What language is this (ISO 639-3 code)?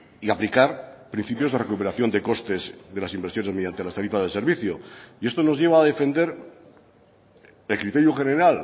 spa